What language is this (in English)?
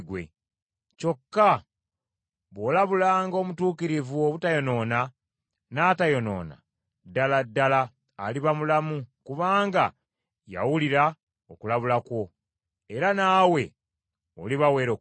Ganda